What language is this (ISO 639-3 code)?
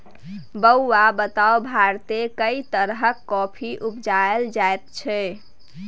mai